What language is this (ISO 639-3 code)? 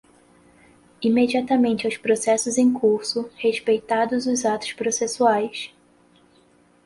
por